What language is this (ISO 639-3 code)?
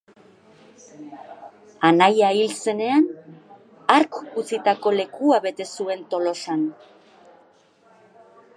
eus